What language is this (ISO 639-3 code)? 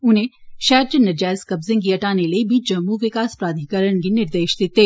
doi